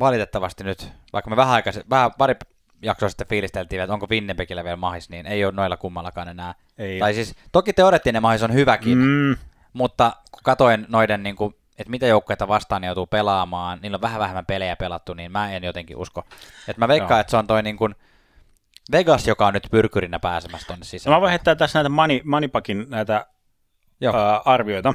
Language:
Finnish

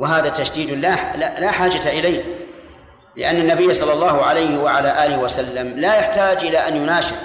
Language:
Arabic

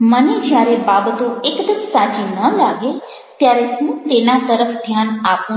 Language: Gujarati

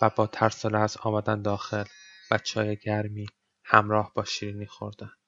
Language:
Persian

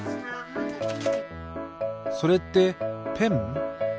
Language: Japanese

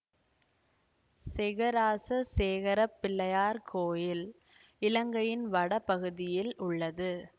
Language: Tamil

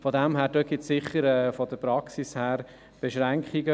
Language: Swiss German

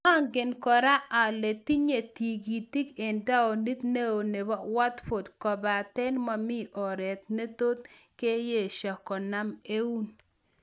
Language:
Kalenjin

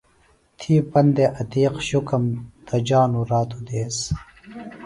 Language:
Phalura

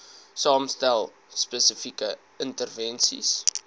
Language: Afrikaans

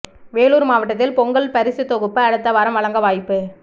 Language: Tamil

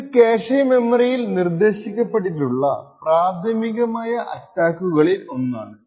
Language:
Malayalam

